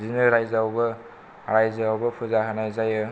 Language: Bodo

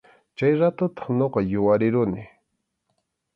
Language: Arequipa-La Unión Quechua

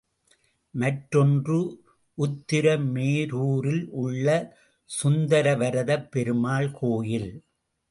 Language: Tamil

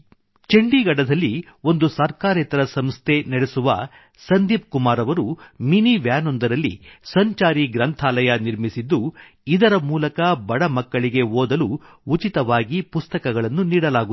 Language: Kannada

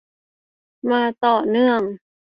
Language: Thai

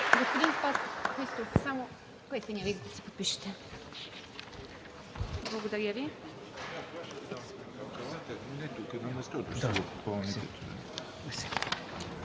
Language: Bulgarian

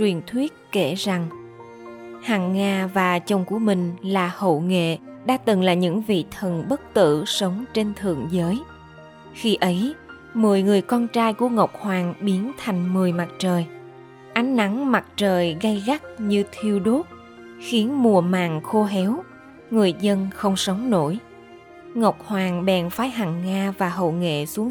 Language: Vietnamese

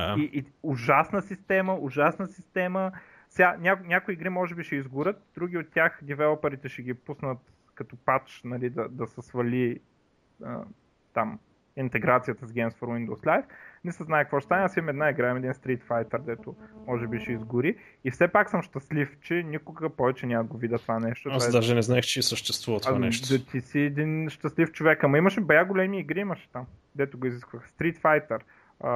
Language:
Bulgarian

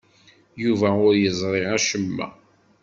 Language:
Kabyle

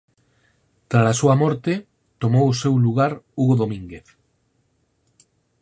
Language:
Galician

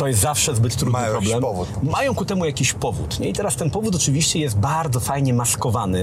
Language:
Polish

